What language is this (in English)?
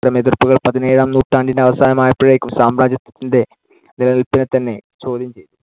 Malayalam